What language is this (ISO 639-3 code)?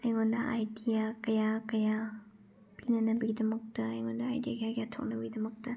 mni